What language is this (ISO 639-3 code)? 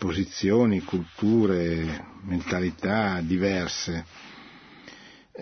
ita